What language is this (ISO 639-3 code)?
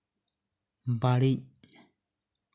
sat